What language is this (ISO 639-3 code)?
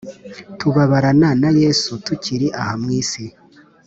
kin